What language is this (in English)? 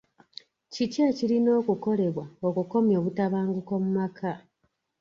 Ganda